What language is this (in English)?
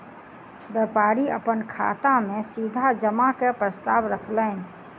Maithili